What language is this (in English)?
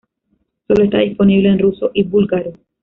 Spanish